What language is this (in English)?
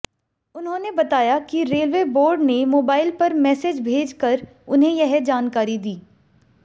Hindi